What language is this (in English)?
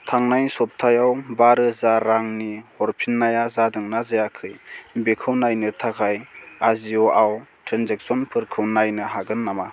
Bodo